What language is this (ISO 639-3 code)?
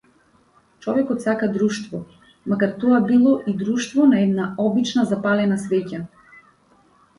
mkd